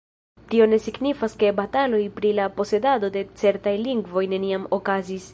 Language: Esperanto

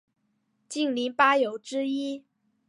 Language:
Chinese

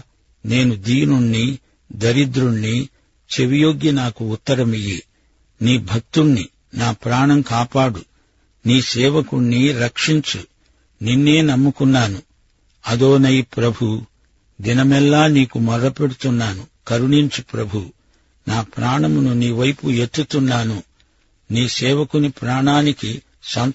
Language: Telugu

